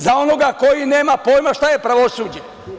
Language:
Serbian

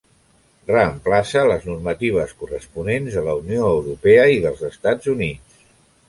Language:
Catalan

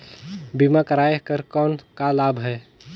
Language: Chhattisgarhi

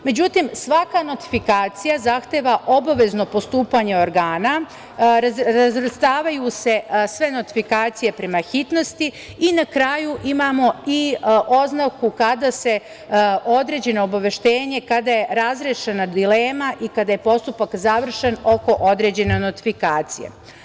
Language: Serbian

